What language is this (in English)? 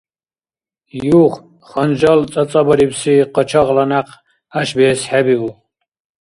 Dargwa